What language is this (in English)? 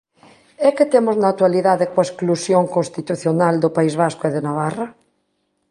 Galician